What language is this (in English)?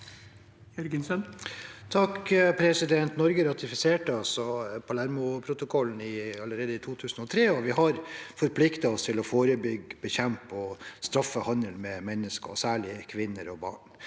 Norwegian